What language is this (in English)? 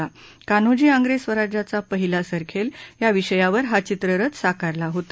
Marathi